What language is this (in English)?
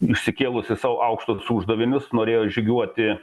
Lithuanian